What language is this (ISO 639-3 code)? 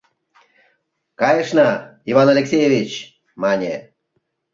chm